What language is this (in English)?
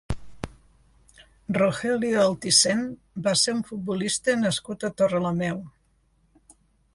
Catalan